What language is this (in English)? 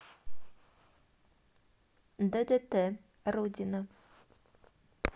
Russian